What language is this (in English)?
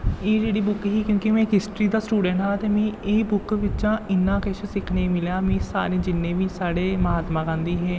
Dogri